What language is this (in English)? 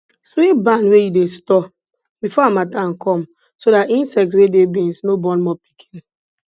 Nigerian Pidgin